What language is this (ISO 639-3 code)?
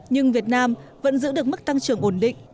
vie